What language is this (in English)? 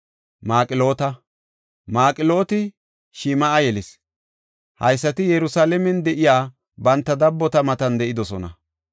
Gofa